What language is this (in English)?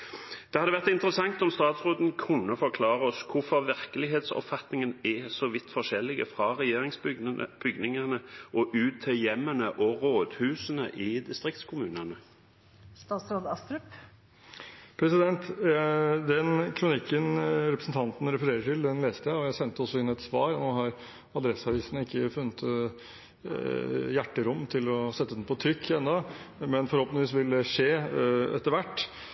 Norwegian Bokmål